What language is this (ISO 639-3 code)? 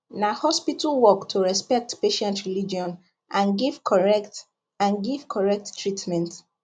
pcm